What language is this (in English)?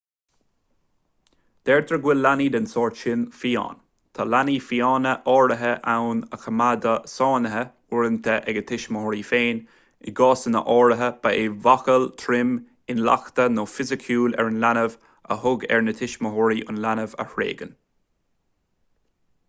Irish